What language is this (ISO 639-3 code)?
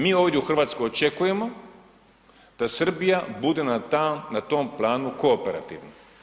hrv